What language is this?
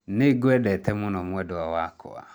Kikuyu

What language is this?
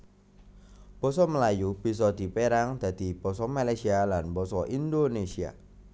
Javanese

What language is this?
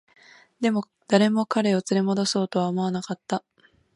Japanese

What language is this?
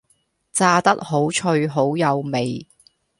Cantonese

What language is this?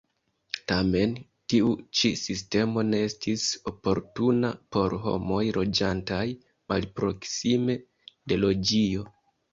Esperanto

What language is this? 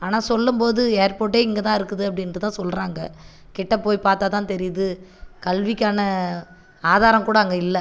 Tamil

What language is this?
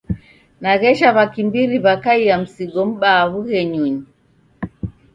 Taita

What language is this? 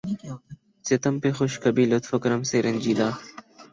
Urdu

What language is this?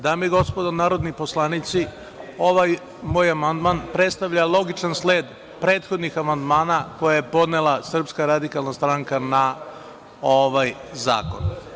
Serbian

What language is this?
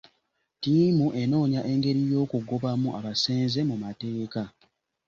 Ganda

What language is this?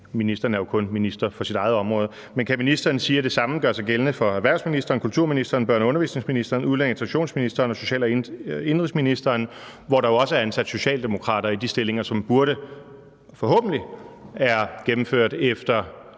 Danish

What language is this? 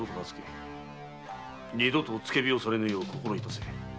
Japanese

